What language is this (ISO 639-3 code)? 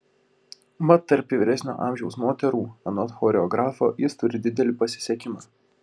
lit